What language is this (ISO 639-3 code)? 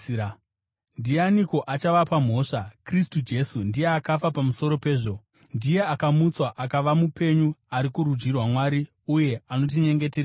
sna